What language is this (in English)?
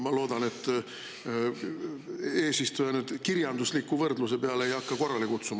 Estonian